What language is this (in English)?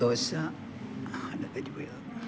Malayalam